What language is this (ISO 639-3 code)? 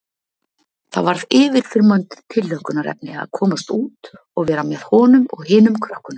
isl